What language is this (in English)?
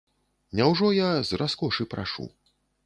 Belarusian